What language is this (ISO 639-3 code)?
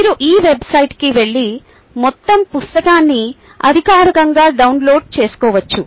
tel